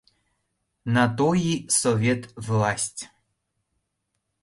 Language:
Mari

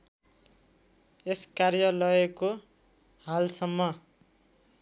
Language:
Nepali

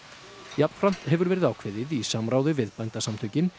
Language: Icelandic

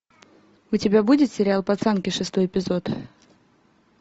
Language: Russian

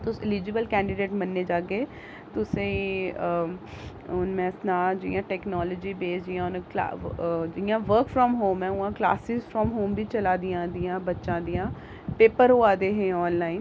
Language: Dogri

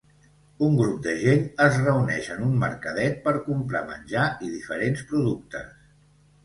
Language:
Catalan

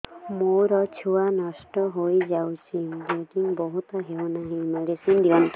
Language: Odia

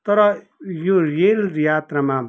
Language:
Nepali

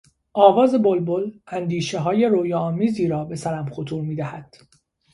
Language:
Persian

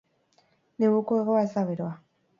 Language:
Basque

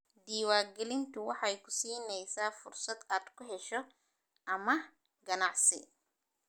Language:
Somali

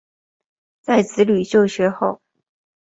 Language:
Chinese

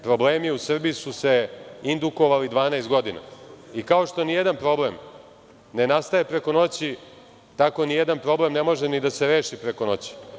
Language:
Serbian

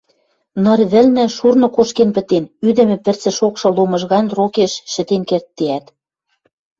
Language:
Western Mari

